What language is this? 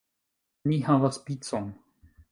Esperanto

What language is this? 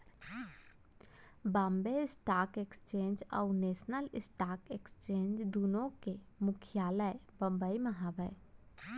Chhattisgarhi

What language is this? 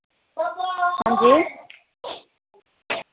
Dogri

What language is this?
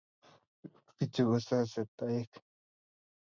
Kalenjin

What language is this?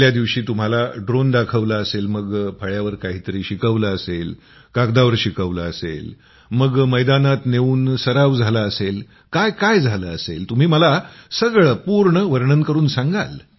Marathi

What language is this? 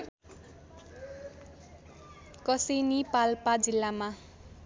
Nepali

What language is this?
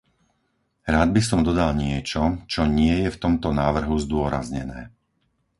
Slovak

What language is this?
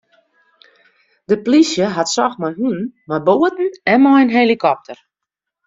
Western Frisian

